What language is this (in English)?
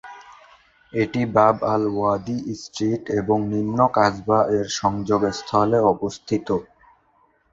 Bangla